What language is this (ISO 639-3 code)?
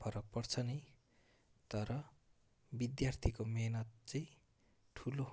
nep